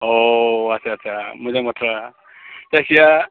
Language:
Bodo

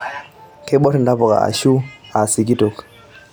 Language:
Masai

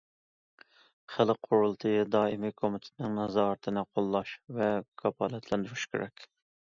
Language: Uyghur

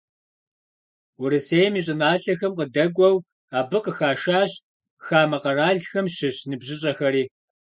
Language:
Kabardian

